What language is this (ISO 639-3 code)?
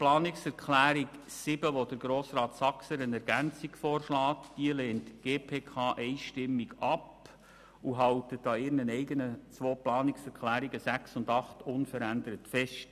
gsw